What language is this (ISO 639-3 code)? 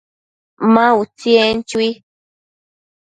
mcf